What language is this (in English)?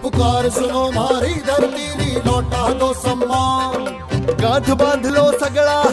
Arabic